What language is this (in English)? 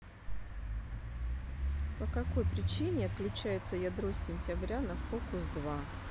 Russian